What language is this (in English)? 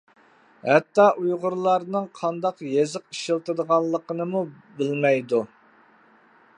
Uyghur